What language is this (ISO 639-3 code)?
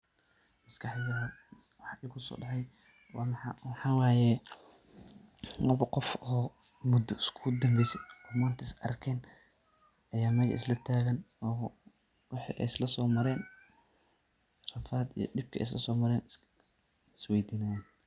som